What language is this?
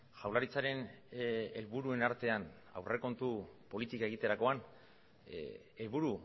Basque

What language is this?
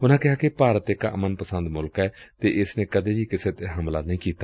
Punjabi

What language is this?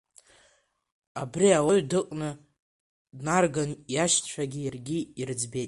Abkhazian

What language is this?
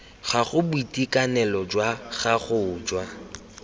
Tswana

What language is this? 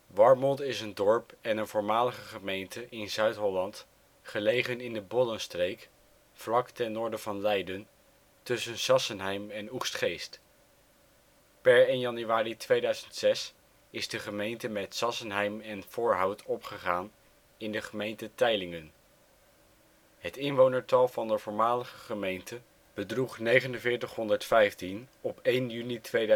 Dutch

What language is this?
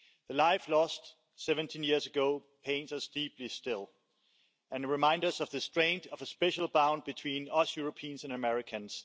English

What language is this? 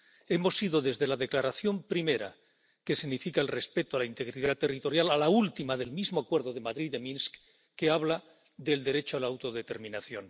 Spanish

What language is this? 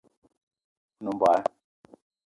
Eton (Cameroon)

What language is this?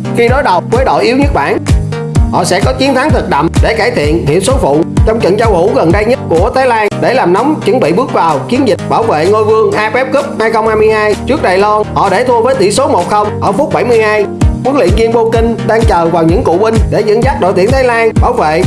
Vietnamese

